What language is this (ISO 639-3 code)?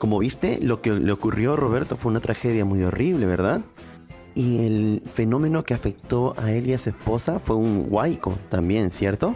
spa